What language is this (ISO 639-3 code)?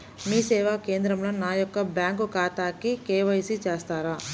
tel